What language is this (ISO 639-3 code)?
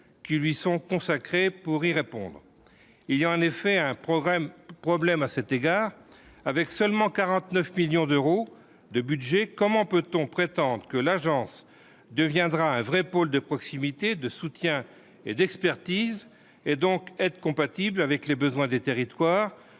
fra